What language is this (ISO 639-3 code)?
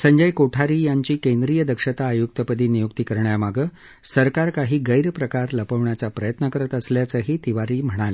mar